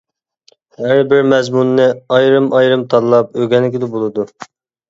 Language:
Uyghur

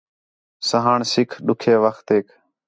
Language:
Khetrani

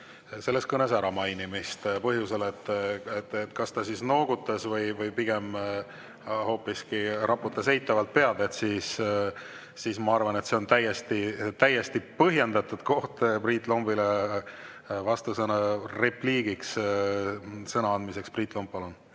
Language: Estonian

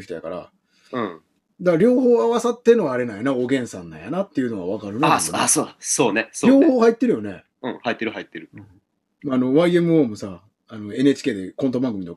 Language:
Japanese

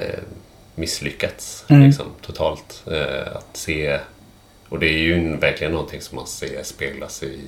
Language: Swedish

